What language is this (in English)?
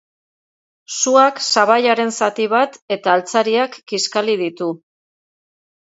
Basque